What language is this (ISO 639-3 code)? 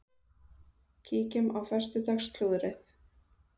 isl